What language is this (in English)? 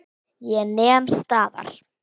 Icelandic